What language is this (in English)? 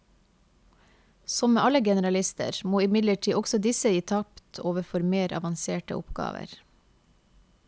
Norwegian